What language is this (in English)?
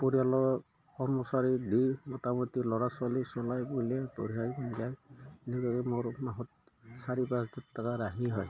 Assamese